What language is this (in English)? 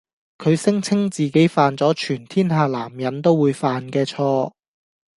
Cantonese